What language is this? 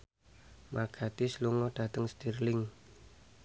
Javanese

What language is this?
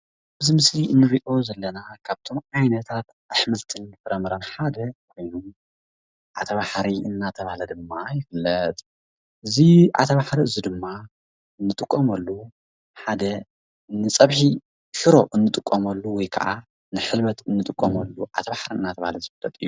Tigrinya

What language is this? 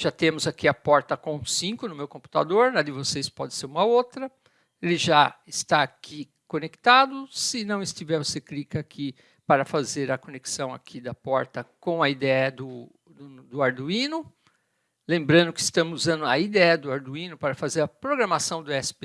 Portuguese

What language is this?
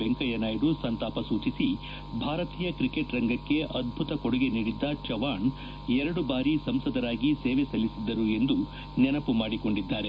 Kannada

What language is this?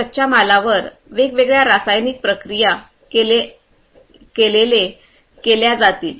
Marathi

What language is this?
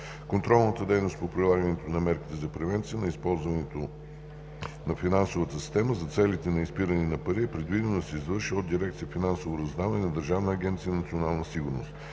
Bulgarian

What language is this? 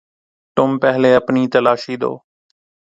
Urdu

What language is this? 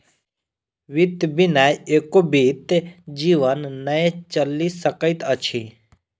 Maithili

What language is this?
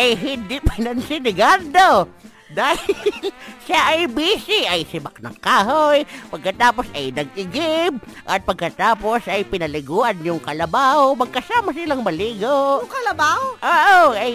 Filipino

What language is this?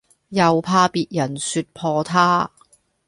Cantonese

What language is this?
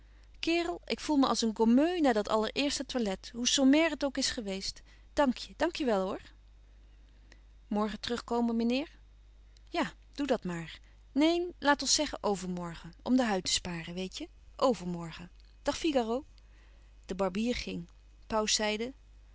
Dutch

